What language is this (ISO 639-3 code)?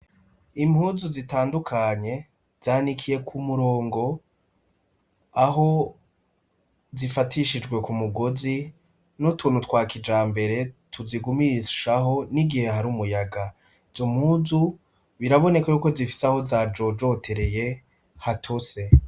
run